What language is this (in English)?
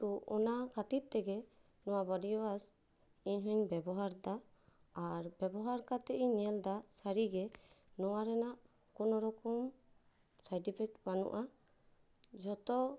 Santali